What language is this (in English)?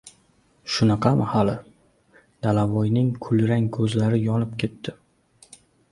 Uzbek